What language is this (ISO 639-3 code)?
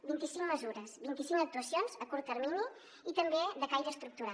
cat